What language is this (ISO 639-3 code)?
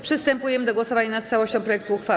pol